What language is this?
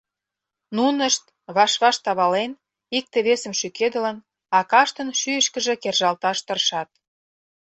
Mari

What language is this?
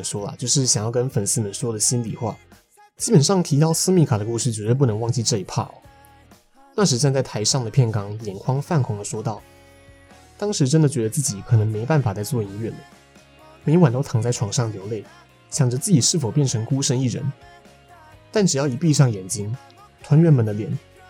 Chinese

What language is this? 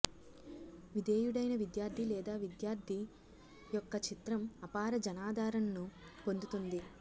Telugu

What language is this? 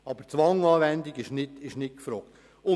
Swiss German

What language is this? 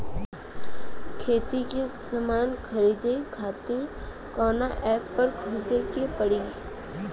Bhojpuri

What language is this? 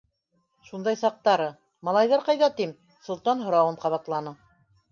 Bashkir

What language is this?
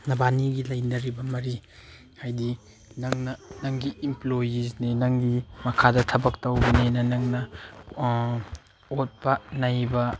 Manipuri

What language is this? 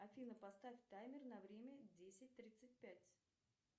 Russian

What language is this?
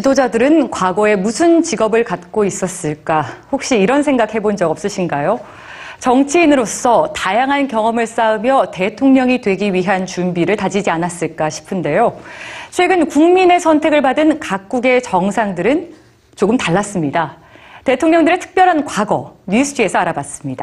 Korean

